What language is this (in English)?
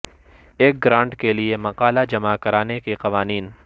Urdu